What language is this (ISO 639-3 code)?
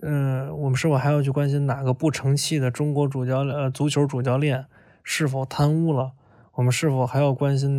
zho